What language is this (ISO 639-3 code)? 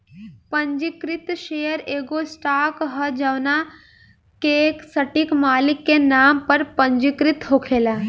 bho